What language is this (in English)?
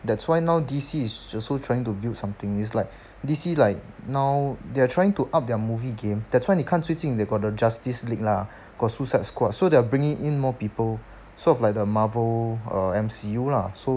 English